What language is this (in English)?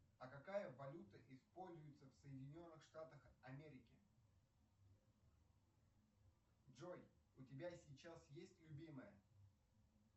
Russian